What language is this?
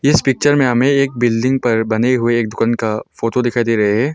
Hindi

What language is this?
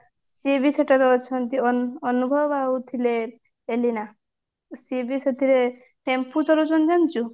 Odia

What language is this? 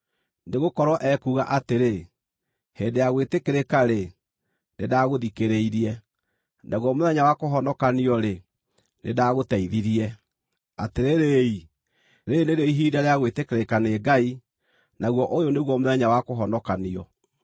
Kikuyu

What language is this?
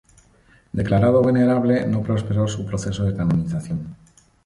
Spanish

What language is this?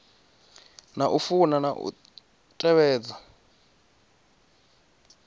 Venda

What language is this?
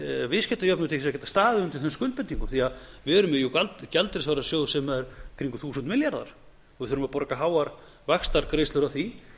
Icelandic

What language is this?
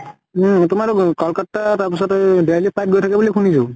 Assamese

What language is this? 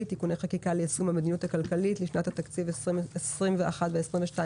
Hebrew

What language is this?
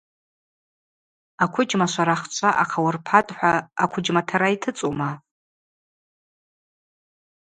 Abaza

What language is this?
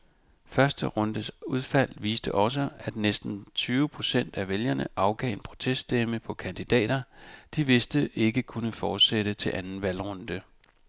Danish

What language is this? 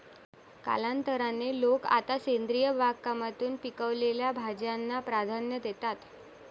Marathi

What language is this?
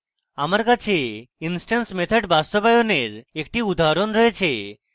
Bangla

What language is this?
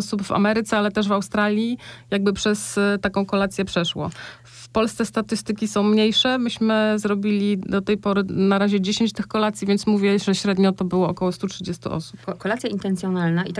Polish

